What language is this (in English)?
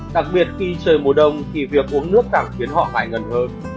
Vietnamese